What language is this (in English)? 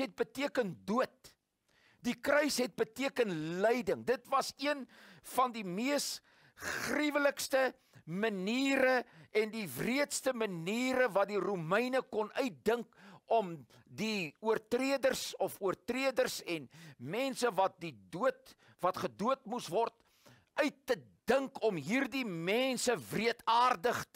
Dutch